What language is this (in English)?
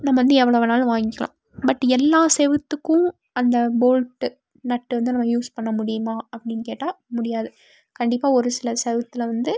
Tamil